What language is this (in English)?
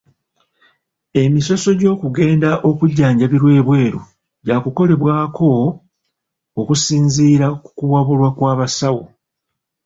Ganda